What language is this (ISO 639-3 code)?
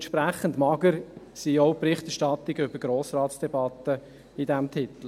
gsw